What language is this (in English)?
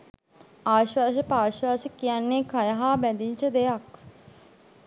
Sinhala